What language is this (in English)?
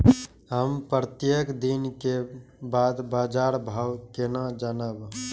Maithili